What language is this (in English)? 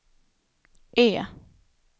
Swedish